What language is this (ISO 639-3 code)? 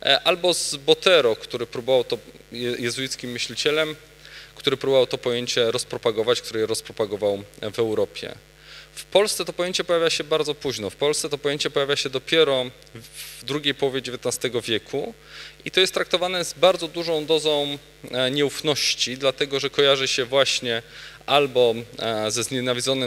pol